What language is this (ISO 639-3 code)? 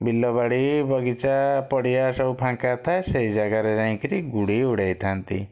ori